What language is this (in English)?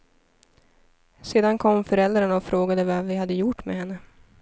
Swedish